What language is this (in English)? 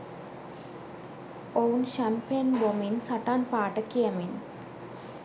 Sinhala